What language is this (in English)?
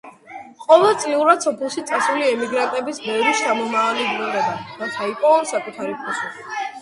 Georgian